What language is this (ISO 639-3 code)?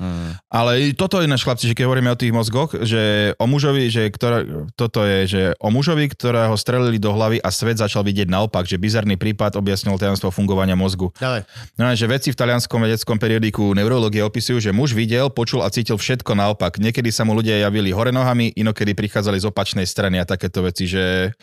slk